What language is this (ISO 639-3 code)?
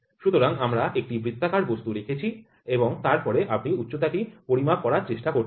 ben